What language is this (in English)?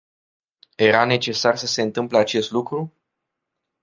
Romanian